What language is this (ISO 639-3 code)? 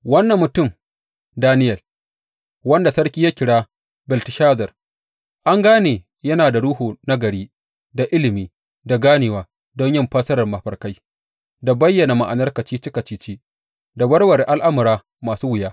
hau